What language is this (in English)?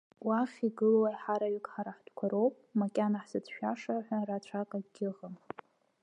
Abkhazian